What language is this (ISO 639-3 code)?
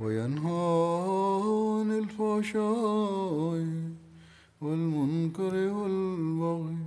bul